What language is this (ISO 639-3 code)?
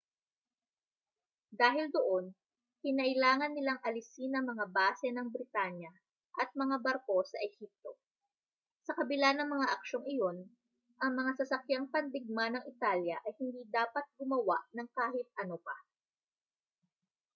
fil